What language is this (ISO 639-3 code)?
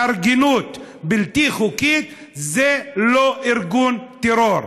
heb